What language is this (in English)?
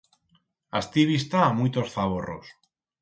Aragonese